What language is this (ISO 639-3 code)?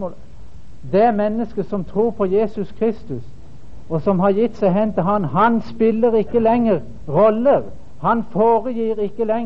dan